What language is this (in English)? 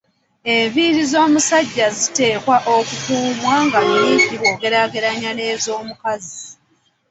Ganda